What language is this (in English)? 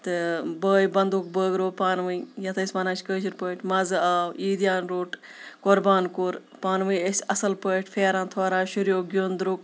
Kashmiri